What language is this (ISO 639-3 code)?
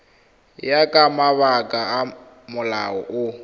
tsn